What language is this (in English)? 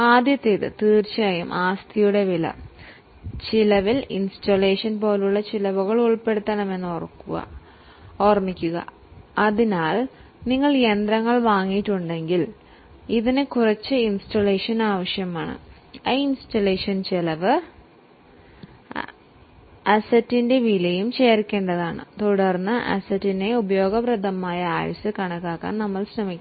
Malayalam